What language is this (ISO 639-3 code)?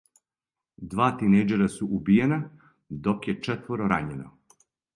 srp